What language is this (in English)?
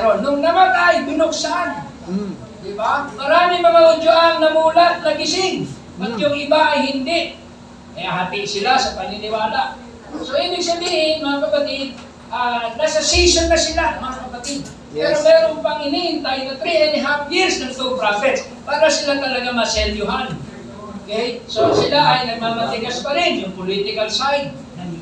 Filipino